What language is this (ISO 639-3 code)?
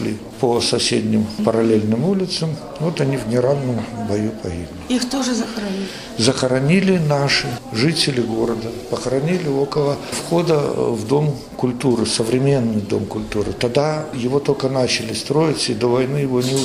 rus